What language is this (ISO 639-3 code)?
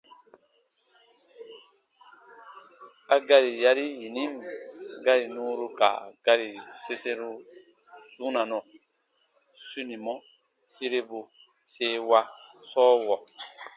bba